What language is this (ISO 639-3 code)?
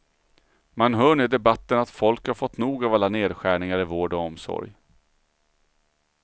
swe